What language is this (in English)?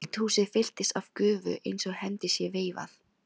Icelandic